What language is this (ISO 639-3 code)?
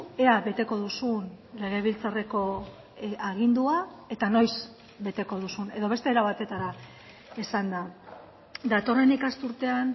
eus